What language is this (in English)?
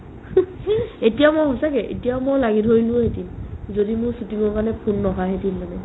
Assamese